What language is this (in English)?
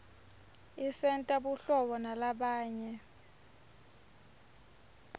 Swati